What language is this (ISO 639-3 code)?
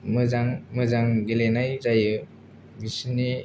brx